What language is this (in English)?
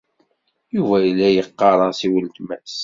Kabyle